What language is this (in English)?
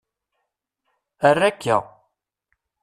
Kabyle